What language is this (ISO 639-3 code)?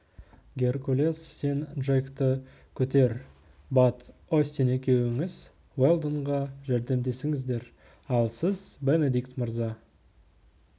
kaz